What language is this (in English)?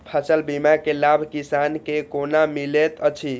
Maithili